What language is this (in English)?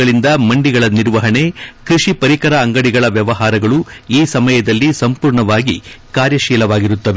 Kannada